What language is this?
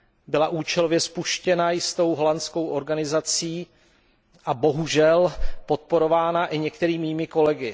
Czech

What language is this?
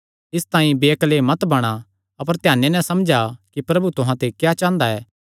Kangri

